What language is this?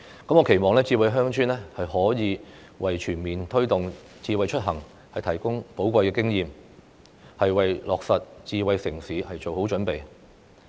Cantonese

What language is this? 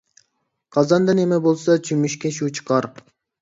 Uyghur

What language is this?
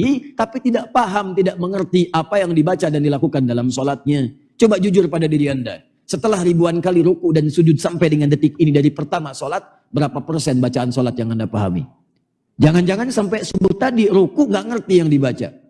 Indonesian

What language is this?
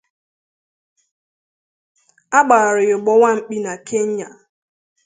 Igbo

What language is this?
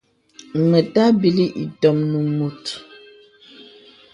Bebele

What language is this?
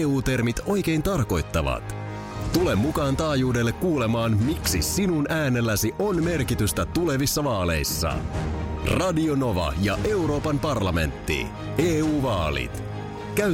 Finnish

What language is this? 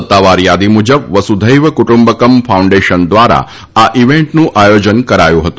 Gujarati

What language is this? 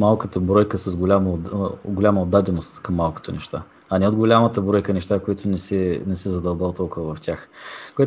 Bulgarian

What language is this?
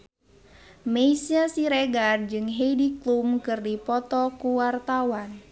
Sundanese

